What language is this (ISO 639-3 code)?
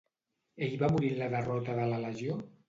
cat